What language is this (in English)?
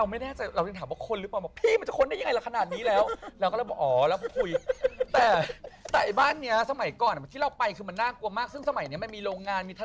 Thai